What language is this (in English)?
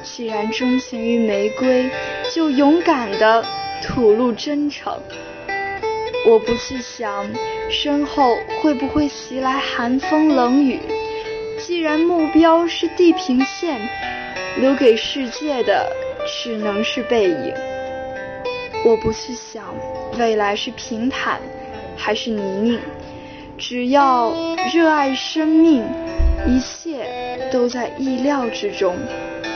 Chinese